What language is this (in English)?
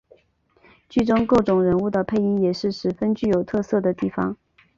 Chinese